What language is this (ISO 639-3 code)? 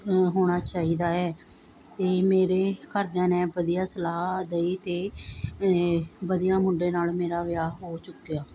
pan